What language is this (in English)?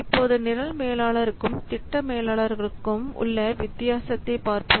Tamil